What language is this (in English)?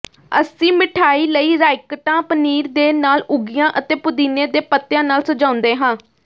Punjabi